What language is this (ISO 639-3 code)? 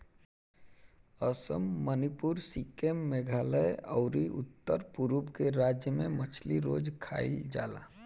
bho